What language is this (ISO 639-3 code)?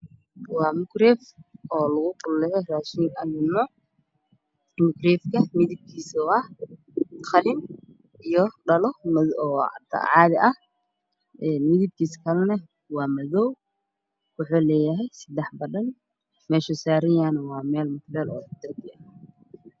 som